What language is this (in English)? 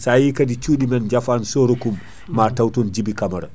Fula